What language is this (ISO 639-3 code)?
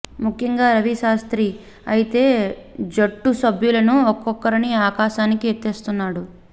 tel